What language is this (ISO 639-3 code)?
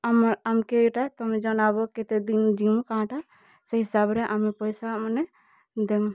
ori